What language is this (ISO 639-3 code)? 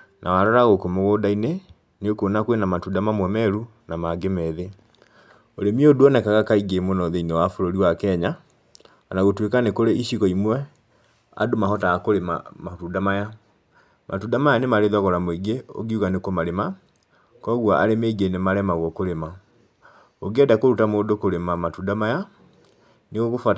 kik